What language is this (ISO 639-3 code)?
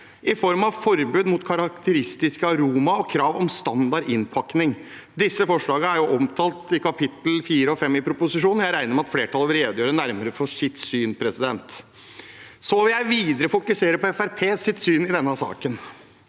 nor